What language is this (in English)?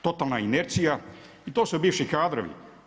Croatian